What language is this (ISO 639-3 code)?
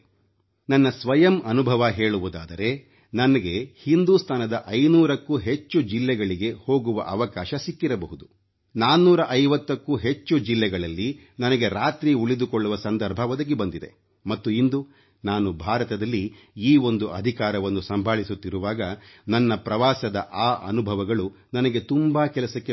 kan